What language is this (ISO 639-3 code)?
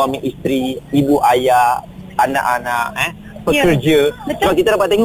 msa